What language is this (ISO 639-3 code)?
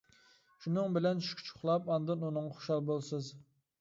uig